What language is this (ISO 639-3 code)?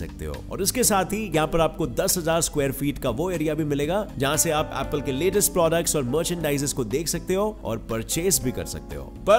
hin